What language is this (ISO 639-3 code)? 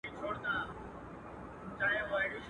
pus